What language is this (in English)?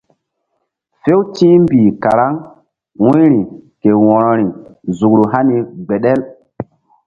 Mbum